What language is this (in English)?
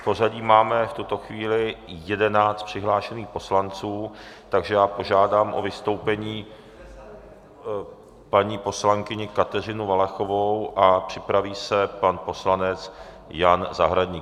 Czech